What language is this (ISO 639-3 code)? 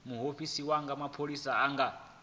ven